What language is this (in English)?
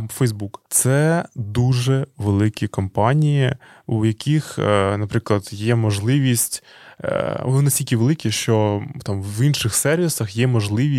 Ukrainian